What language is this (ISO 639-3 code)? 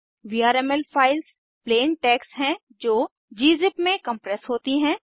hin